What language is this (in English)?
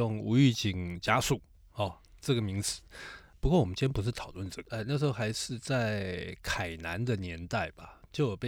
Chinese